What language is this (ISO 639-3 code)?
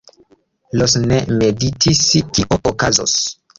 epo